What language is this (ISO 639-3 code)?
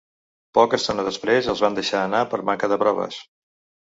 cat